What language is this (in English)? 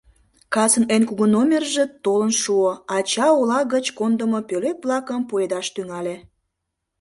Mari